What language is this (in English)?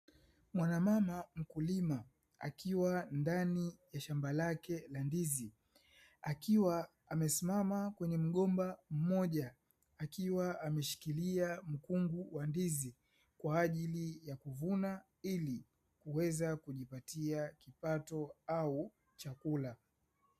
Swahili